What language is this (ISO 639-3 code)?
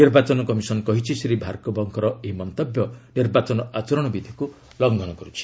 ori